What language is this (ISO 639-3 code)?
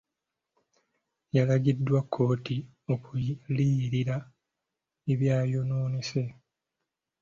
lug